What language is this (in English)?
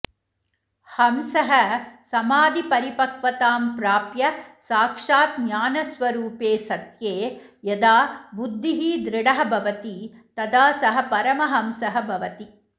Sanskrit